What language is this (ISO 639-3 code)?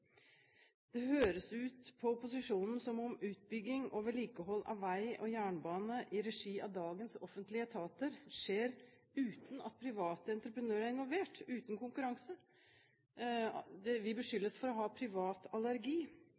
nob